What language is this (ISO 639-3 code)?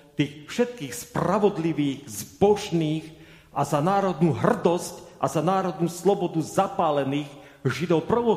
slk